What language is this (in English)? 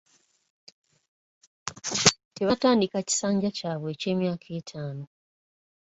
Ganda